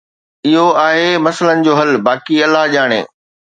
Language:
Sindhi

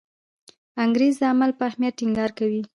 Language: Pashto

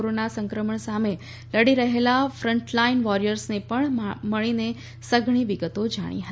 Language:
Gujarati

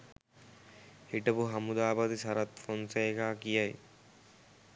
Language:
Sinhala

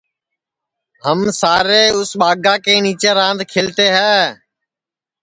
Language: Sansi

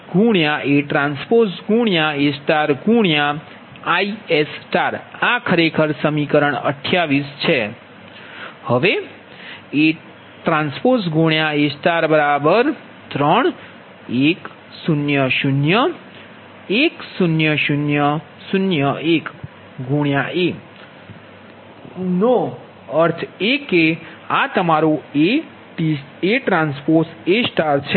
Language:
Gujarati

